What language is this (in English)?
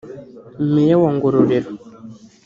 Kinyarwanda